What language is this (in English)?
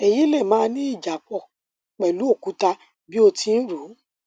Yoruba